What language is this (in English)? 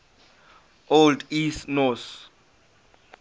English